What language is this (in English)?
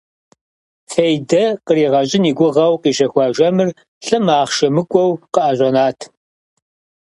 Kabardian